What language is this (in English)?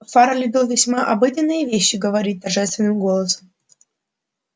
Russian